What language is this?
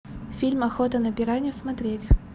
Russian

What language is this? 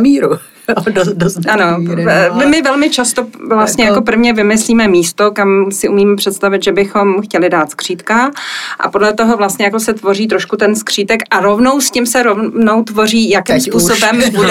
Czech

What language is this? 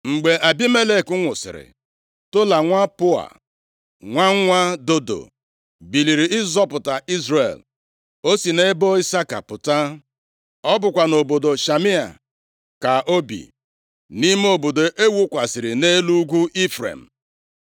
Igbo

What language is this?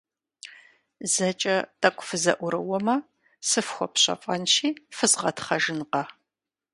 Kabardian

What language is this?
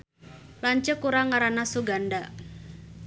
Sundanese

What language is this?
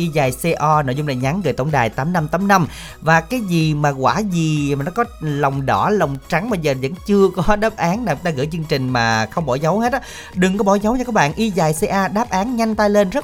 Vietnamese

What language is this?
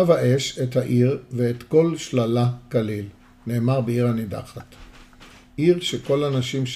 Hebrew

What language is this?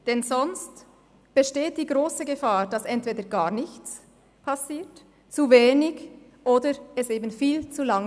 Swiss German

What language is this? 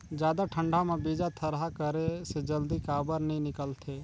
Chhattisgarhi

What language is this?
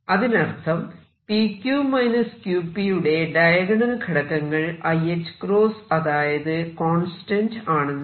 Malayalam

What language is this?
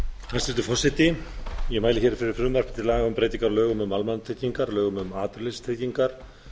Icelandic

